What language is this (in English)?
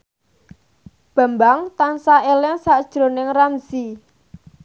Javanese